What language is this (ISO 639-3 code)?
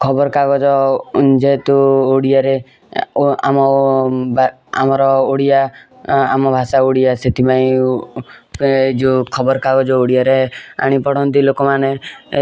ori